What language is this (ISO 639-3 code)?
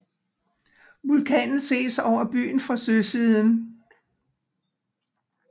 dan